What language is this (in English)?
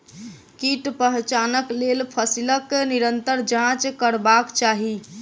Maithili